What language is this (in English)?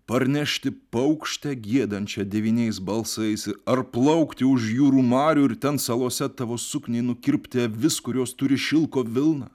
Lithuanian